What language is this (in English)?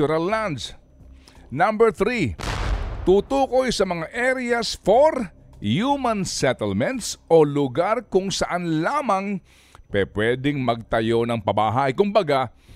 Filipino